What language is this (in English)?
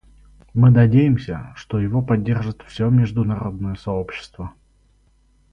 Russian